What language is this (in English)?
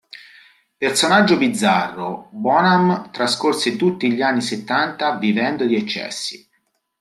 Italian